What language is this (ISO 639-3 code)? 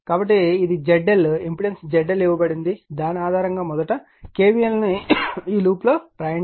tel